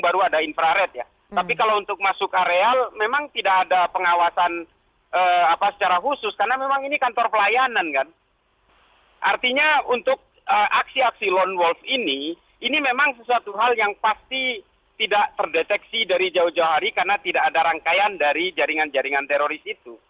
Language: Indonesian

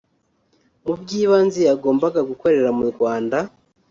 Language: Kinyarwanda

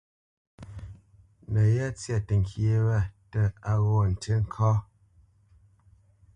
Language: Bamenyam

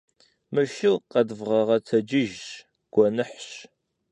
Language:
Kabardian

